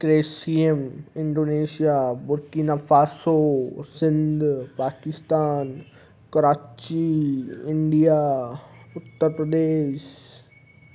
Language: Sindhi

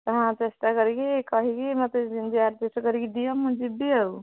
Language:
Odia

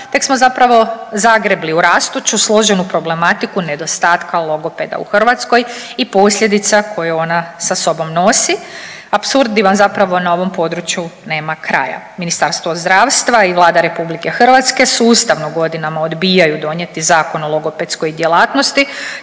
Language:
Croatian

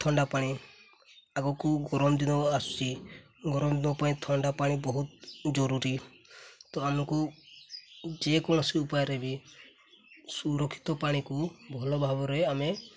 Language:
Odia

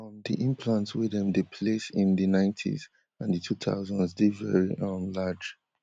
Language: Nigerian Pidgin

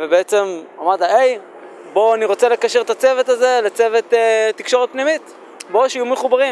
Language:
Hebrew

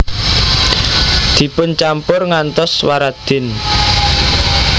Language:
Javanese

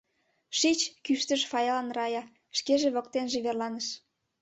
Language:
Mari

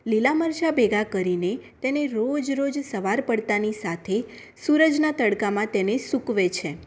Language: Gujarati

